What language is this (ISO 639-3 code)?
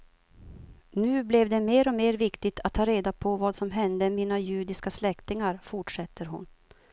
swe